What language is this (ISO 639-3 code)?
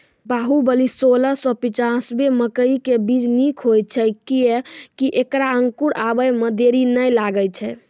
mai